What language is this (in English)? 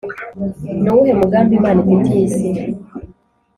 Kinyarwanda